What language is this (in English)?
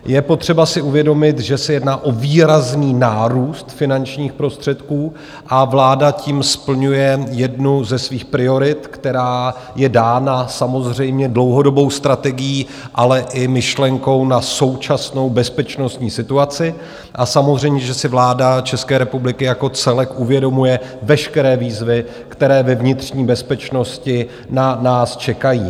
Czech